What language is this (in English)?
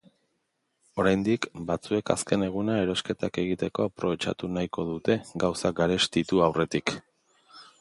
Basque